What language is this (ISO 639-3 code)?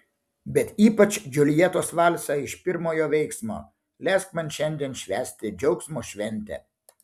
lit